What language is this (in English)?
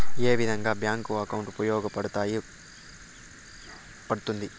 Telugu